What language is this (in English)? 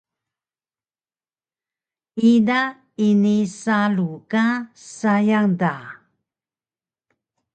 Taroko